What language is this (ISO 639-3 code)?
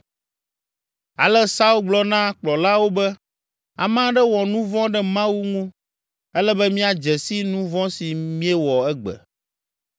ewe